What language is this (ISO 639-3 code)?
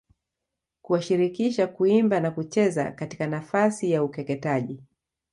swa